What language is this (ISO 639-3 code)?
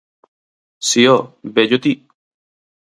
glg